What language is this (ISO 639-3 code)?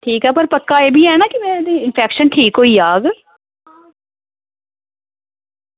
doi